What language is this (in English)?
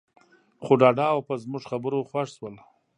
Pashto